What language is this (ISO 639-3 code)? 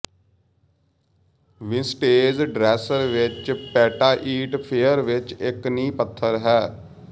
pan